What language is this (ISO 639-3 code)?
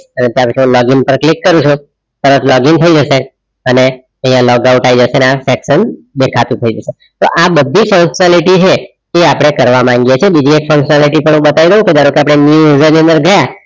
guj